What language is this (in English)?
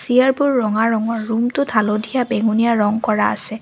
Assamese